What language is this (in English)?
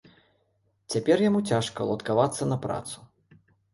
Belarusian